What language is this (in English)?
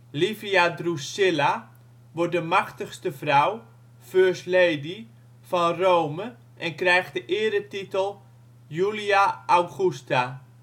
Dutch